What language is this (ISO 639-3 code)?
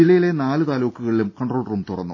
mal